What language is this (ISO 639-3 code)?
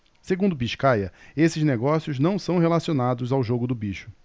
por